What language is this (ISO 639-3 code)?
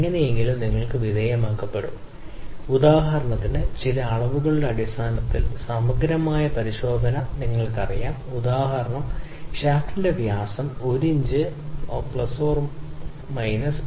mal